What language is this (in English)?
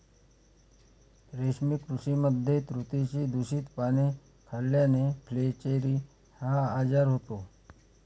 Marathi